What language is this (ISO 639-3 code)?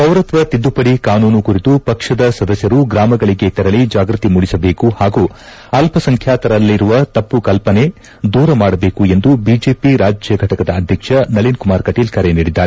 kan